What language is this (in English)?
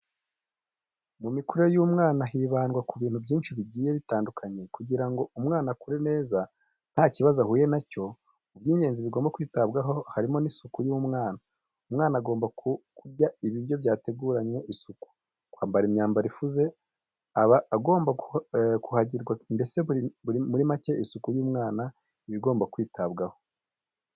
Kinyarwanda